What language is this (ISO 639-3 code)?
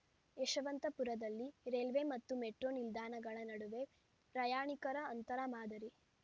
kan